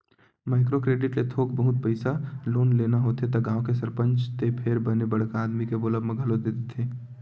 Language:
Chhattisgarhi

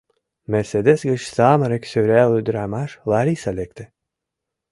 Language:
Mari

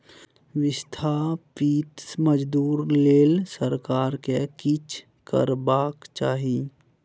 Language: Maithili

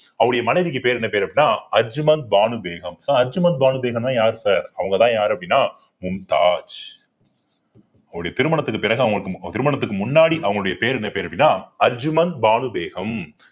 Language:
Tamil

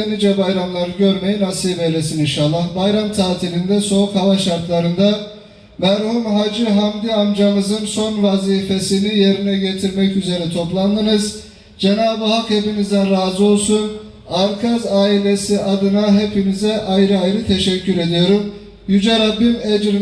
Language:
Turkish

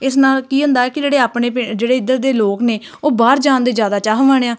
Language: Punjabi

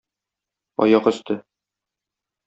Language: Tatar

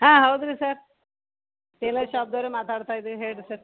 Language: Kannada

